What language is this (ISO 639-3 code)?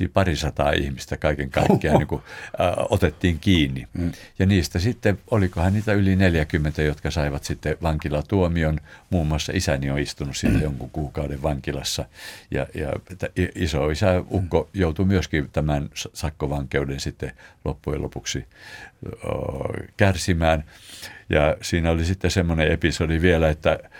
fin